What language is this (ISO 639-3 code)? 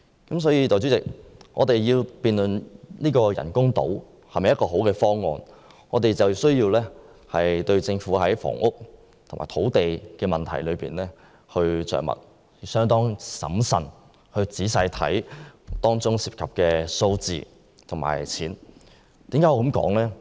yue